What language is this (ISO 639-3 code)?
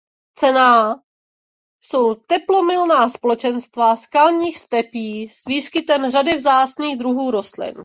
ces